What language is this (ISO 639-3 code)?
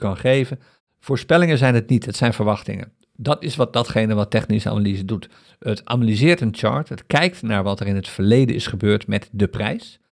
nld